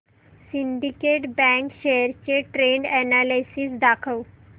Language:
Marathi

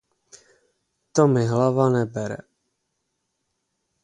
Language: Czech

